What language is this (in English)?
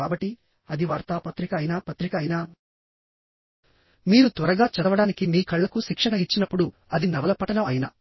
Telugu